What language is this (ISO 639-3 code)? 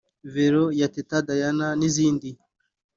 kin